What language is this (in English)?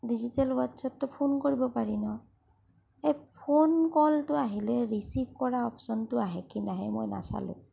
Assamese